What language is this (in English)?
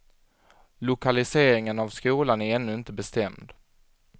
Swedish